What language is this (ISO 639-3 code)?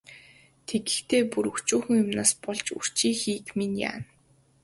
mon